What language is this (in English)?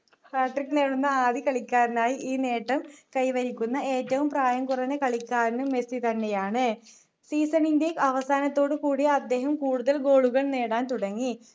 Malayalam